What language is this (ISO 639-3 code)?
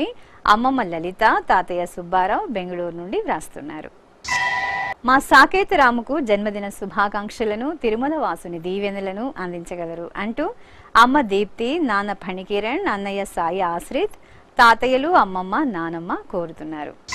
ind